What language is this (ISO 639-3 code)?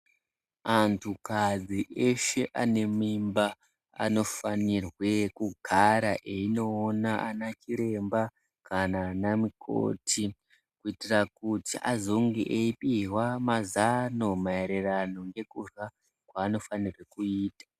ndc